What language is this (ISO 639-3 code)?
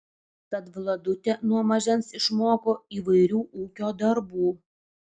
lit